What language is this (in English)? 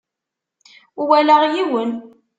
Kabyle